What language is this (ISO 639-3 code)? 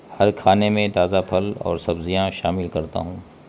urd